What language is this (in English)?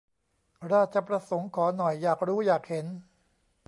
Thai